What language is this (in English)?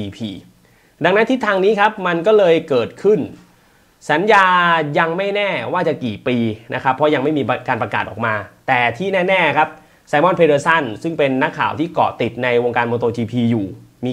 Thai